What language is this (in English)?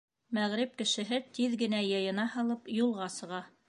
Bashkir